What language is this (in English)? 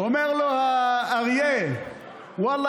Hebrew